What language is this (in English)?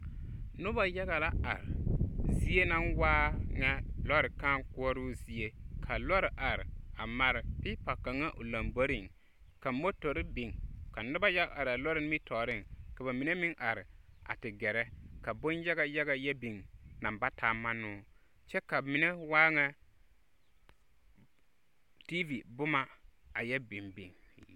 Southern Dagaare